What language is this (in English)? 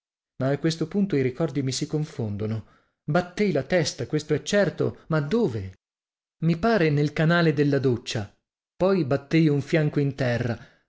Italian